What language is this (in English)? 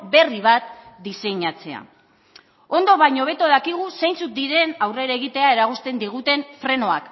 Basque